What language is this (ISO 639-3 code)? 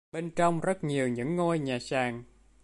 vie